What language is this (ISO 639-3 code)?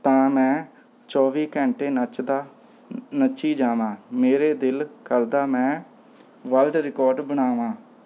pan